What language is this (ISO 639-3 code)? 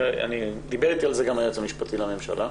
heb